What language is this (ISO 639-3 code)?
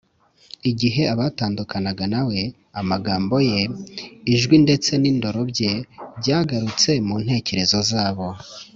kin